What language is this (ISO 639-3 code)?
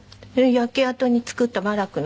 jpn